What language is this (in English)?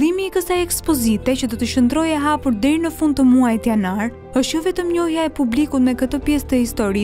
Romanian